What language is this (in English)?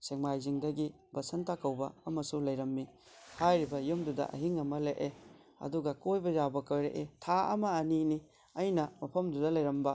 Manipuri